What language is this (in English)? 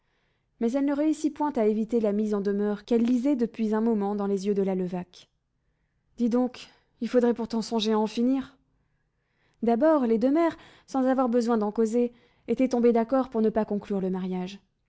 French